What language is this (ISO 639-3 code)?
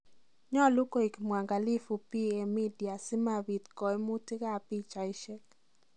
kln